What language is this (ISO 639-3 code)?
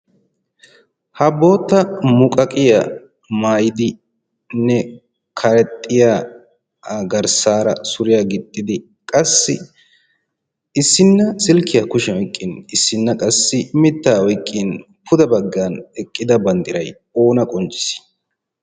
wal